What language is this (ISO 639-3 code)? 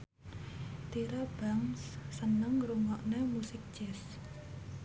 jav